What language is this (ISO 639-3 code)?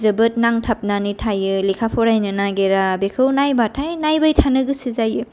brx